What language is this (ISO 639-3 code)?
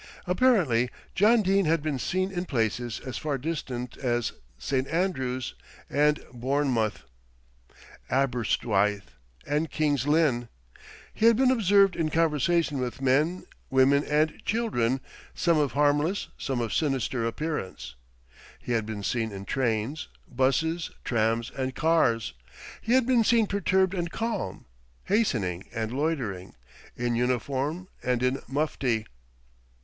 eng